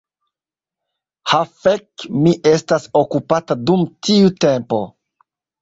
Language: Esperanto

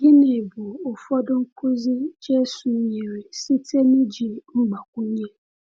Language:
Igbo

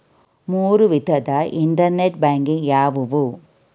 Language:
Kannada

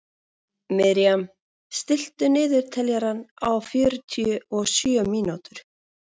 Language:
Icelandic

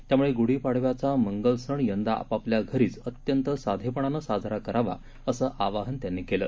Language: Marathi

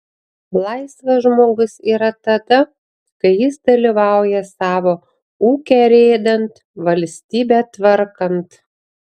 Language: Lithuanian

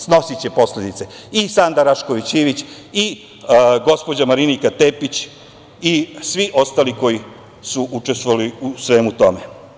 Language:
Serbian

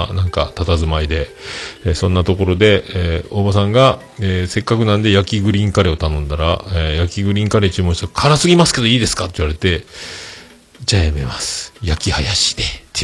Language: Japanese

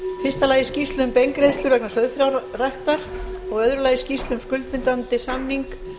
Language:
Icelandic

